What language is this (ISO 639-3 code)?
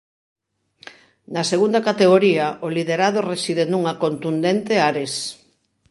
glg